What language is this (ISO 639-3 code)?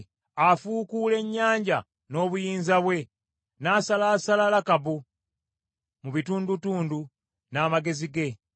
lug